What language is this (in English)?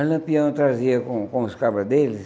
Portuguese